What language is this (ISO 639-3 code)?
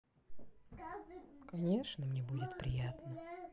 rus